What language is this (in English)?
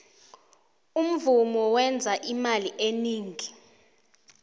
South Ndebele